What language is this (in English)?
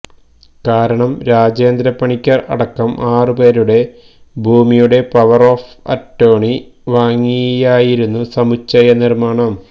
Malayalam